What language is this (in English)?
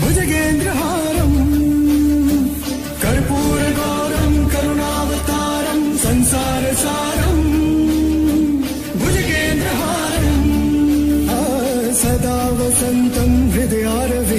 Arabic